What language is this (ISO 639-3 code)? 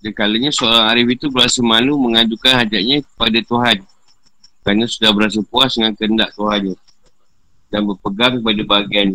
msa